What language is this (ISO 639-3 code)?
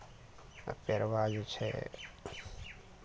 mai